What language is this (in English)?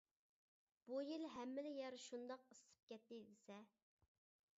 Uyghur